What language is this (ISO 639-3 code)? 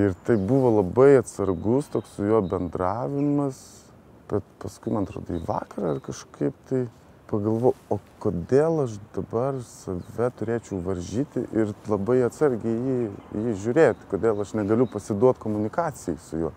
lit